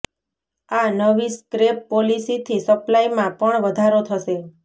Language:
Gujarati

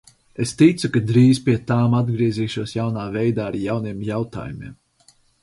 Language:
Latvian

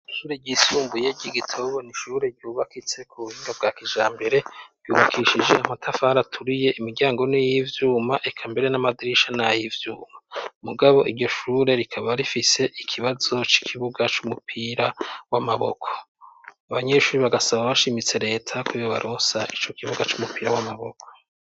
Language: Rundi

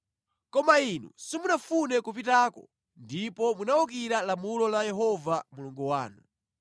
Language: Nyanja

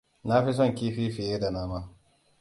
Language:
Hausa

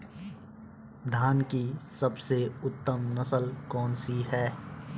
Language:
Hindi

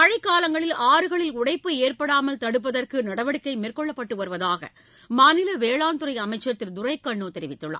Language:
Tamil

